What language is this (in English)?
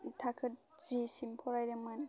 Bodo